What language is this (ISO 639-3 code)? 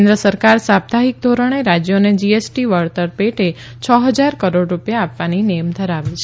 guj